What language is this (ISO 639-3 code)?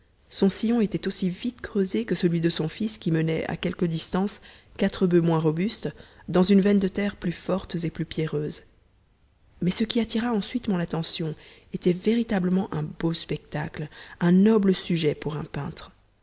fra